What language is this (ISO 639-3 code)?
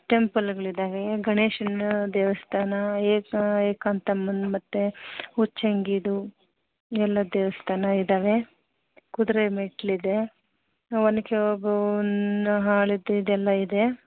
kan